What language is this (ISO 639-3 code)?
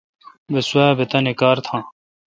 xka